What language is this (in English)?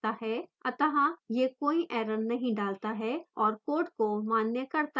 Hindi